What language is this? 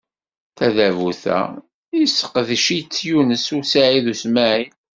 Kabyle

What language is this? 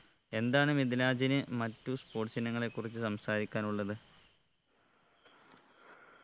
Malayalam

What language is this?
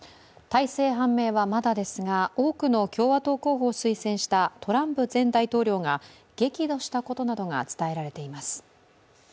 Japanese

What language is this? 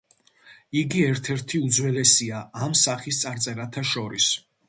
Georgian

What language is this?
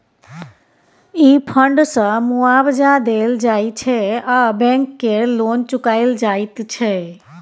Maithili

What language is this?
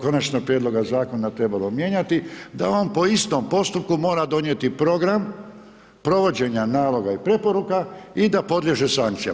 Croatian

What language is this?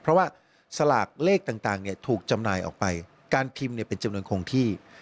Thai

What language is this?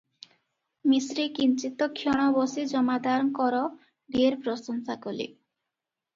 Odia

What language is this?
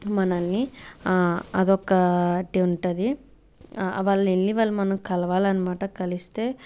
Telugu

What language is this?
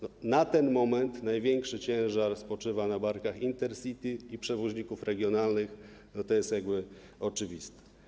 Polish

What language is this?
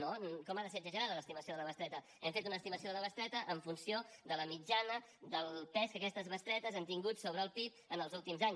Catalan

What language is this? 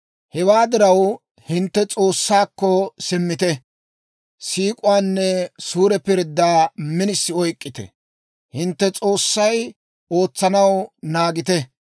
Dawro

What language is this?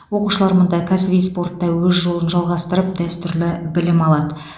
Kazakh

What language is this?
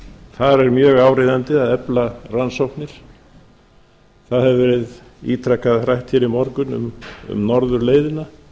Icelandic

